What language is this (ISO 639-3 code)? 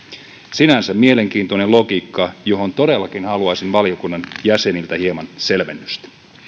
fin